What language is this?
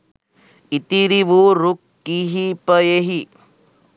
Sinhala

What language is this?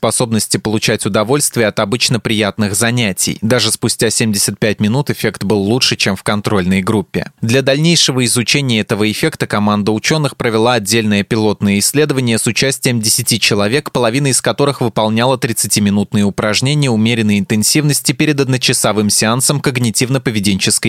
Russian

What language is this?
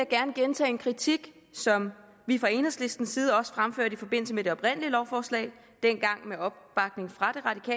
Danish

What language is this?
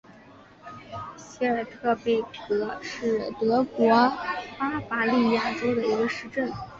Chinese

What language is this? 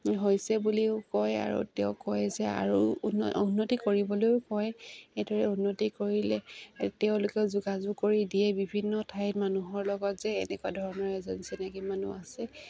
Assamese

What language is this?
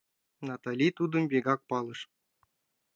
Mari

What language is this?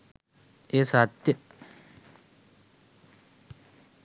Sinhala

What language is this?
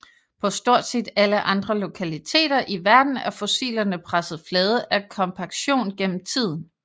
Danish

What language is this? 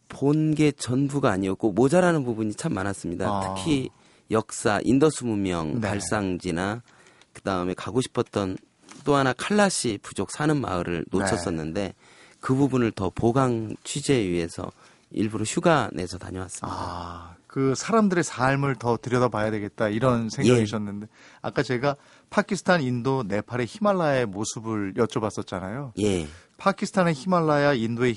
Korean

